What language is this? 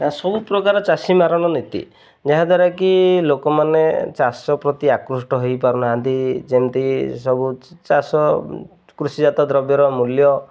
Odia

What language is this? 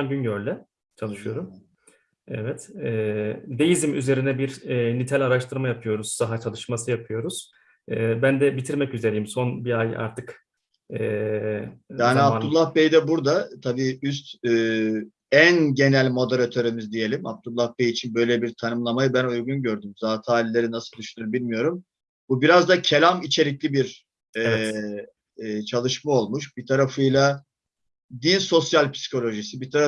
Turkish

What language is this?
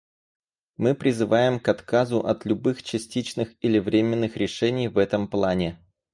Russian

